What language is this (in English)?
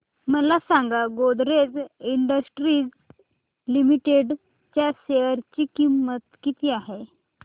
Marathi